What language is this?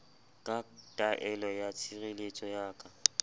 Southern Sotho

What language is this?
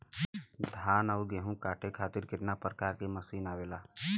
Bhojpuri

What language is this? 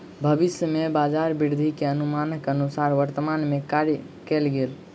Maithili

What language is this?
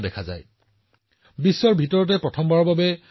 Assamese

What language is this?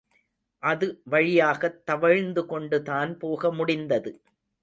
Tamil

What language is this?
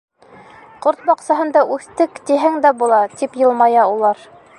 Bashkir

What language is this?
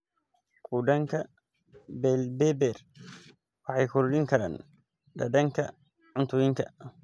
Somali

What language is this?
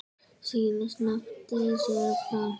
Icelandic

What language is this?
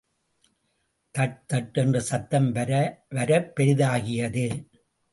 Tamil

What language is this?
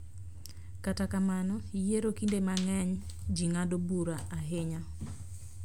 Luo (Kenya and Tanzania)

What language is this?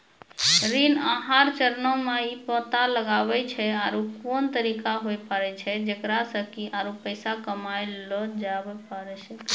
Maithili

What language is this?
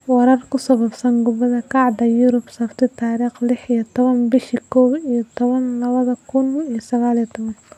Somali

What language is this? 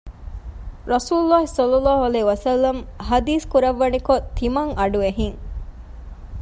Divehi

